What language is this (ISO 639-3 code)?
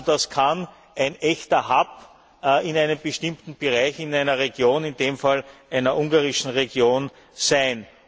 deu